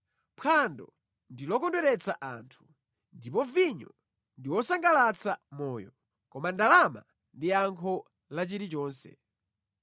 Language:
Nyanja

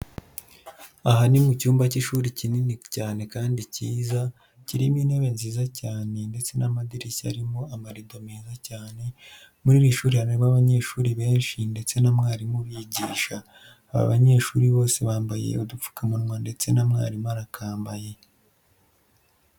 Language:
Kinyarwanda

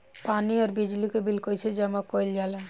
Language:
Bhojpuri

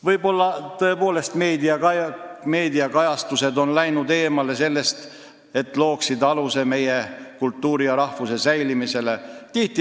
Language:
Estonian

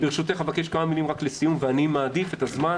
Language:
Hebrew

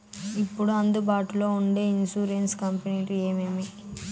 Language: Telugu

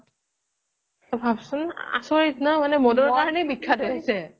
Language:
Assamese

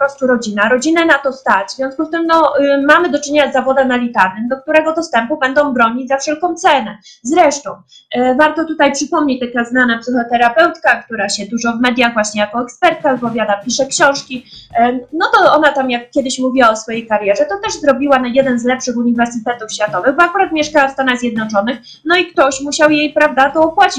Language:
Polish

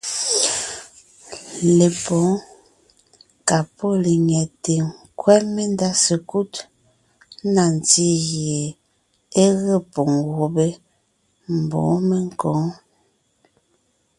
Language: Ngiemboon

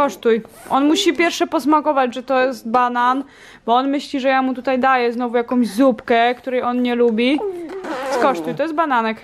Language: Polish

